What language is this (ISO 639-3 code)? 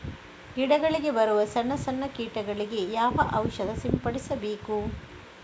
kan